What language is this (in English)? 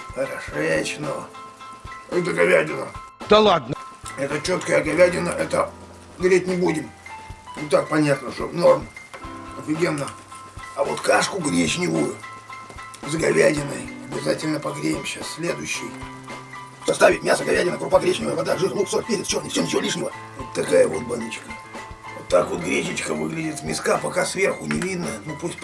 Russian